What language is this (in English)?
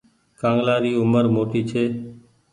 Goaria